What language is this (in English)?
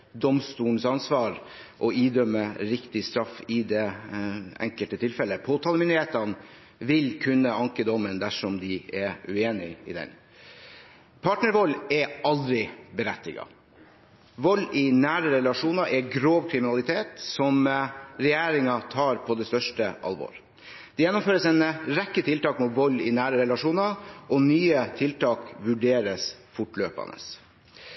Norwegian Bokmål